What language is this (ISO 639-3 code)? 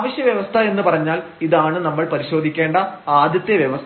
mal